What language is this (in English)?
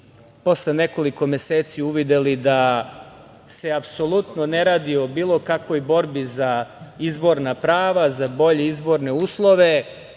Serbian